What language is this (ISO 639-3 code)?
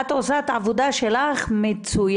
heb